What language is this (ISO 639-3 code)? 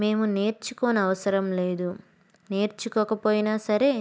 tel